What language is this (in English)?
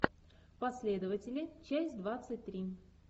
Russian